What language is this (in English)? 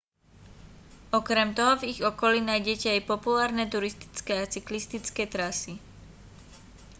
Slovak